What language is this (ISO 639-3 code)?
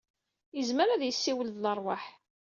kab